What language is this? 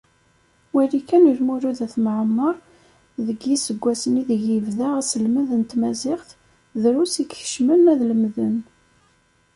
Kabyle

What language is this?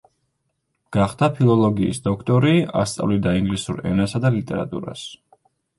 Georgian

